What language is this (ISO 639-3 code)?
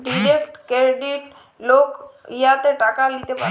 ben